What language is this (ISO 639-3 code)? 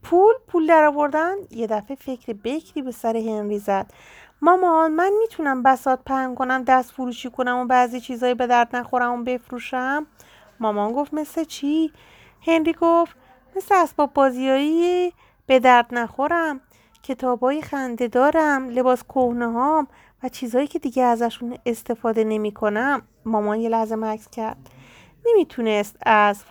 fas